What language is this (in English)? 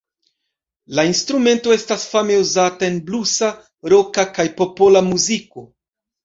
Esperanto